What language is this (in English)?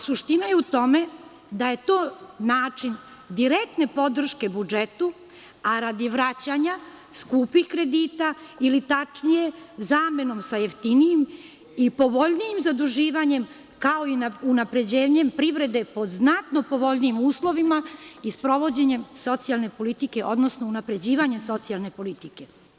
Serbian